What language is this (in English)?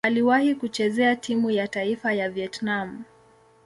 Swahili